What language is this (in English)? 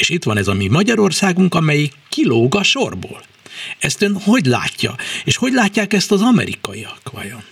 Hungarian